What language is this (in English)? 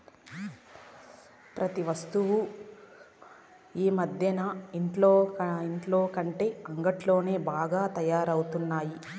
Telugu